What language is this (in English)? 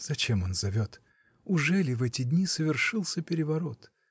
Russian